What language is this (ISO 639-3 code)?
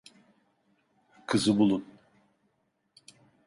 tur